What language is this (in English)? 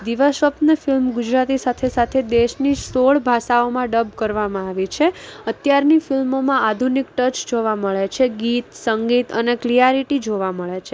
Gujarati